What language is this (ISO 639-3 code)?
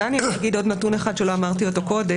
heb